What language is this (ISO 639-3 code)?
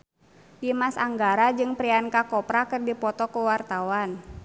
sun